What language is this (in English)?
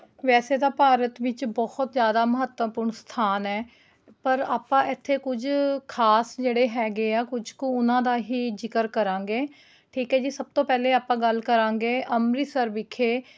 Punjabi